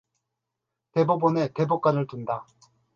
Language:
Korean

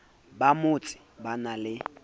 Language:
Southern Sotho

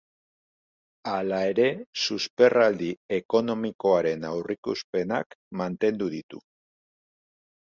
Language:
Basque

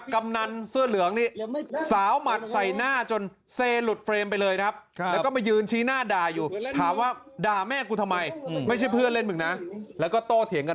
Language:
Thai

